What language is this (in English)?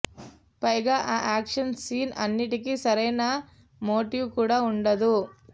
Telugu